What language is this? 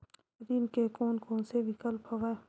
Chhattisgarhi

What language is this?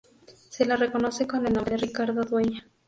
Spanish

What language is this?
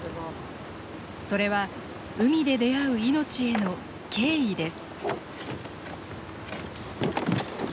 Japanese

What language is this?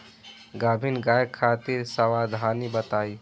Bhojpuri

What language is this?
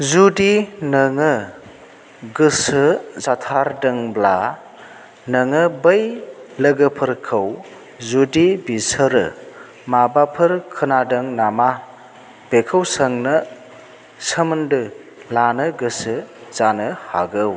Bodo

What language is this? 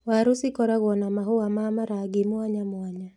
Kikuyu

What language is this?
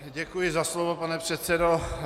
Czech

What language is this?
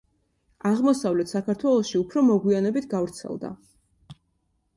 Georgian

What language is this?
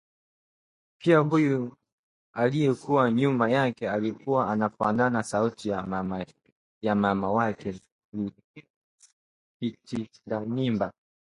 Swahili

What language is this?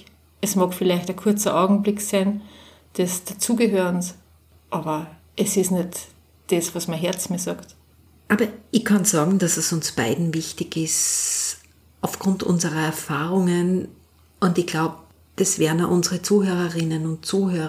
German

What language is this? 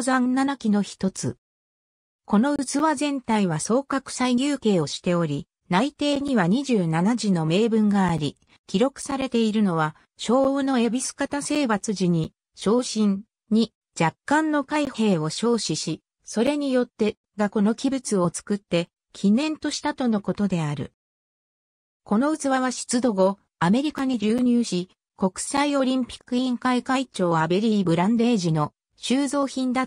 Japanese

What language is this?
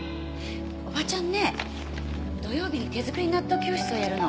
Japanese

